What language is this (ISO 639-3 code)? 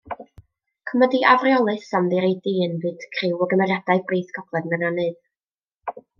cym